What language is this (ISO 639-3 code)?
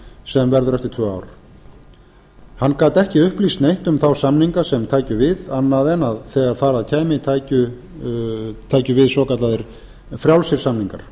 isl